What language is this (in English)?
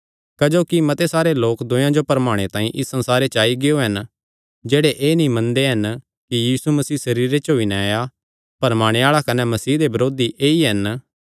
Kangri